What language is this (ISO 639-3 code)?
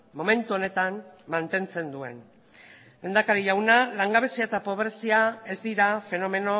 eus